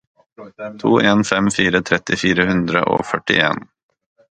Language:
Norwegian Bokmål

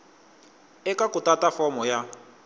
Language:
Tsonga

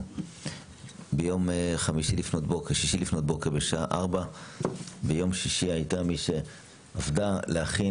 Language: Hebrew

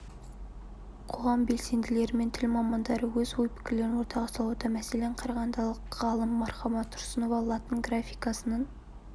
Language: Kazakh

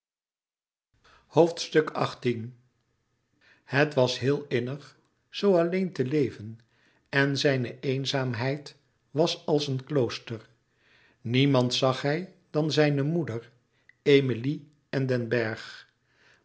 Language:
Dutch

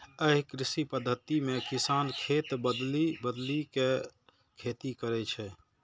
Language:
Maithili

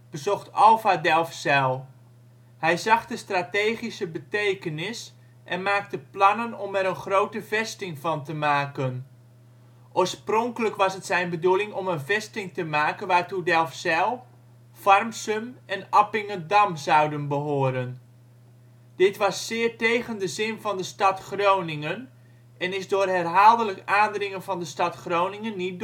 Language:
Dutch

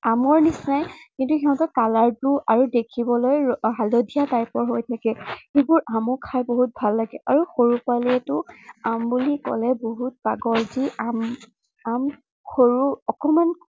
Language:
Assamese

